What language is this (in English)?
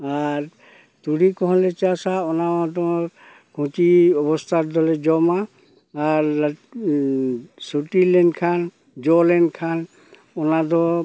Santali